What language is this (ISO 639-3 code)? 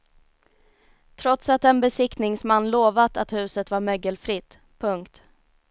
swe